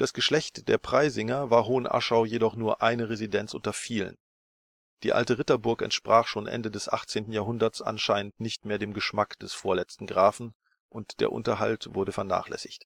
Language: German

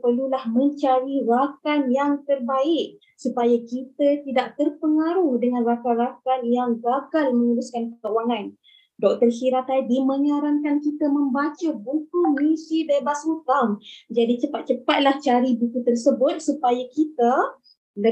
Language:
Malay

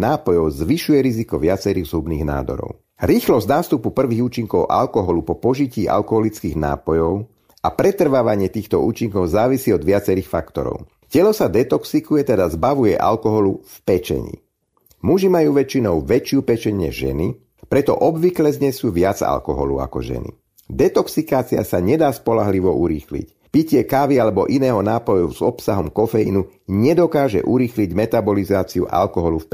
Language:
Slovak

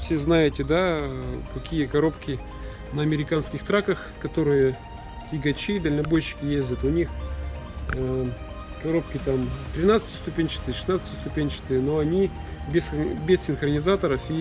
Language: Russian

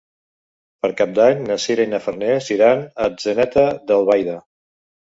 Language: Catalan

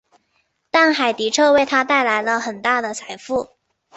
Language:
Chinese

